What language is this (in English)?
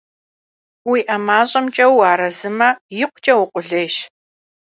Kabardian